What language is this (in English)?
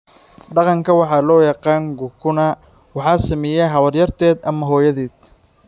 Somali